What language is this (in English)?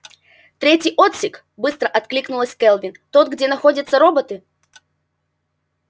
Russian